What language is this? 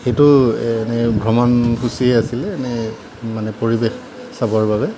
Assamese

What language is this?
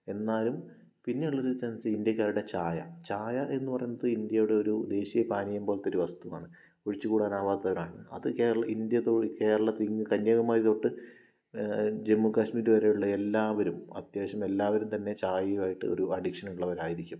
Malayalam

